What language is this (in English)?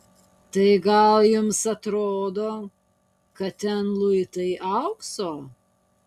Lithuanian